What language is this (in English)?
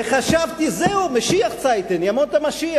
Hebrew